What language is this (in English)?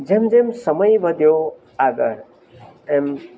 Gujarati